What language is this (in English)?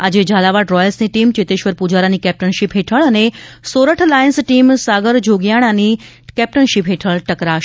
Gujarati